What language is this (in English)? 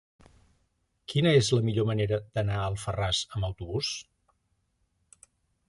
Catalan